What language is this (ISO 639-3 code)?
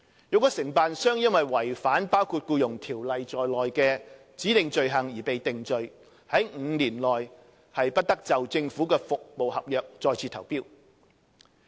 yue